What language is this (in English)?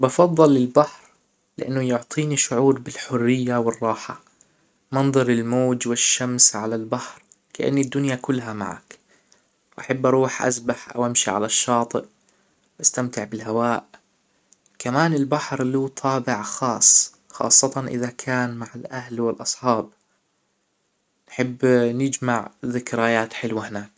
Hijazi Arabic